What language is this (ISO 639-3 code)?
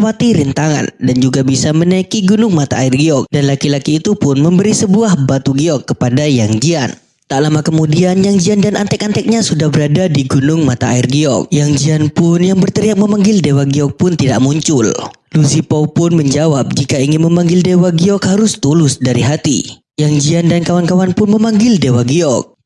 ind